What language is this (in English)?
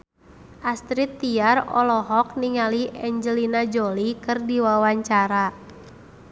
Sundanese